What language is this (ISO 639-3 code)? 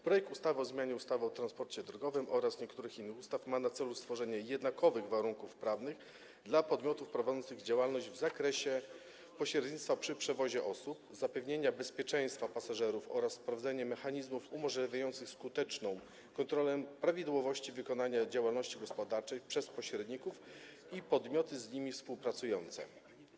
pol